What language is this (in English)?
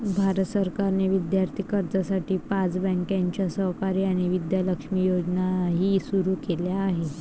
Marathi